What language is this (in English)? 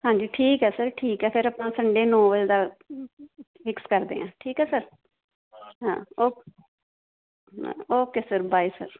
Punjabi